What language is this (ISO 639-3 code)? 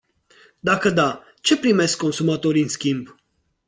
ron